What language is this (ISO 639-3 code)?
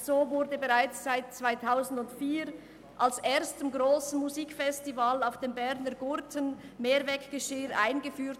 gsw